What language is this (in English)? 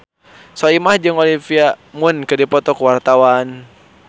Sundanese